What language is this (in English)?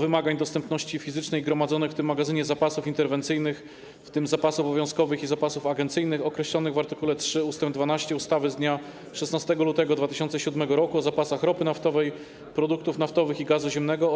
Polish